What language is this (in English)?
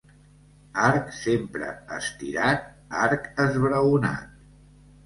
Catalan